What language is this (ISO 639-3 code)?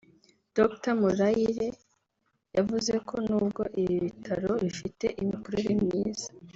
kin